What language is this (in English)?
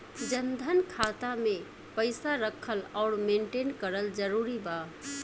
Bhojpuri